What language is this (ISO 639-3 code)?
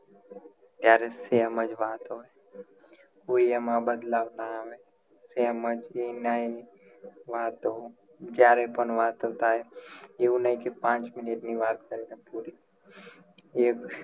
guj